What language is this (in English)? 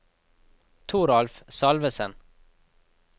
Norwegian